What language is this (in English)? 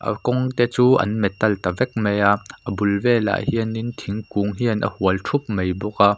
Mizo